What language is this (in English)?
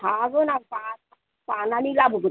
Bodo